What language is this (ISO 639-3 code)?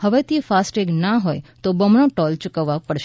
guj